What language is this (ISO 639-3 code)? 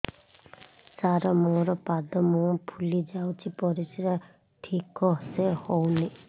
ori